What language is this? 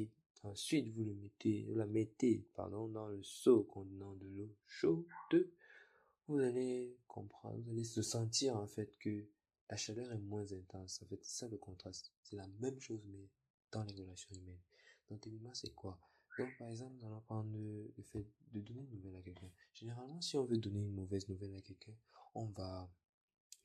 French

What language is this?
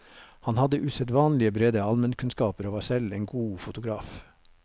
Norwegian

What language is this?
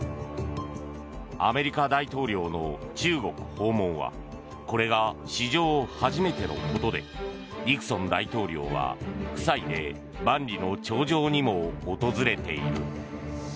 Japanese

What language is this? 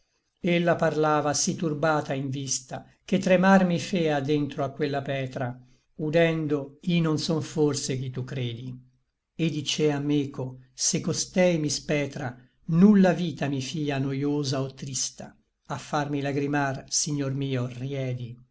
Italian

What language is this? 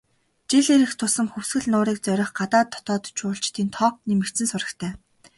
Mongolian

